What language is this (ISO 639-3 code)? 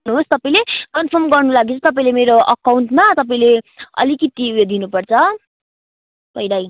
nep